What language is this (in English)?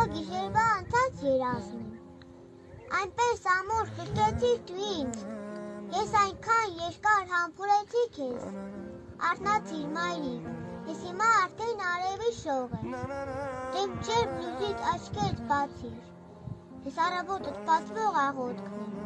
Turkish